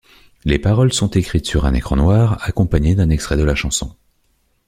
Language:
French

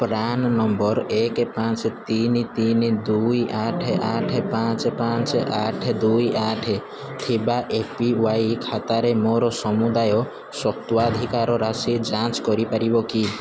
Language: Odia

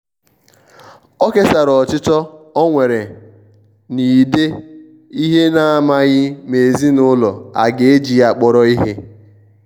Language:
Igbo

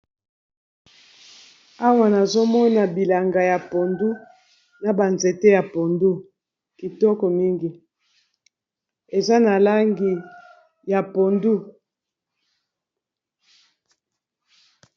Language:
Lingala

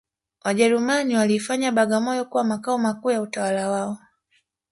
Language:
Swahili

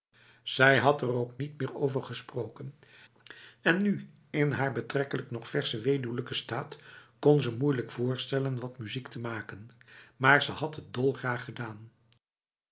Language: Dutch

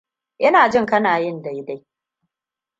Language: Hausa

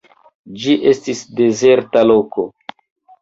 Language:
Esperanto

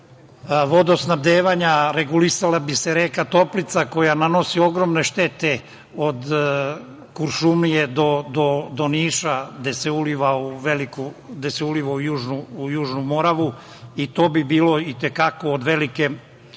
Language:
Serbian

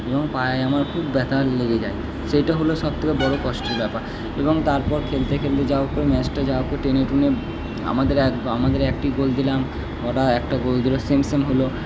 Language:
Bangla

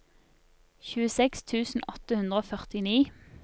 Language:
Norwegian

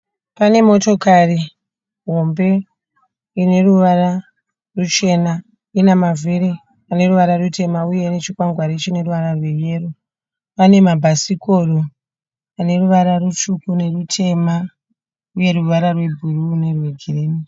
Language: Shona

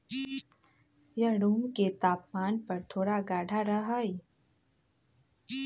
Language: Magahi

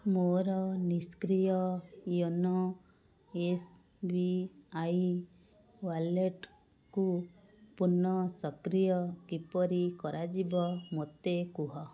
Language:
Odia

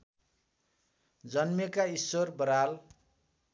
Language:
Nepali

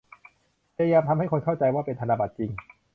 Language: Thai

